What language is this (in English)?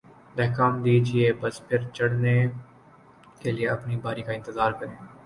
Urdu